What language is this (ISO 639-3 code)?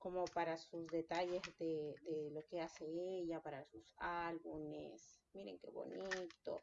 spa